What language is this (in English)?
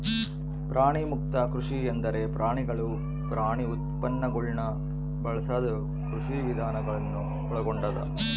Kannada